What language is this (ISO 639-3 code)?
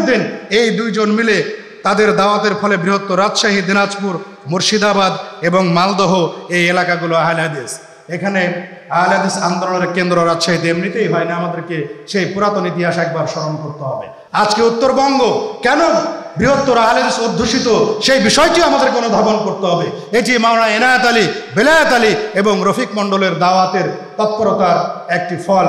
tur